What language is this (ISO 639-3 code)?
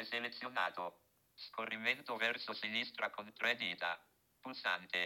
ita